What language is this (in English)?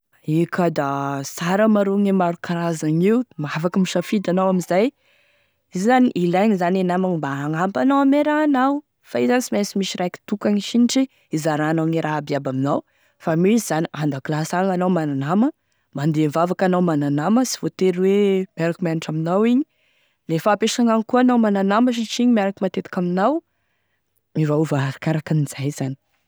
Tesaka Malagasy